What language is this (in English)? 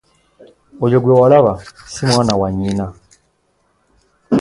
Ganda